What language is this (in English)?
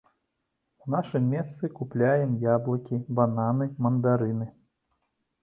Belarusian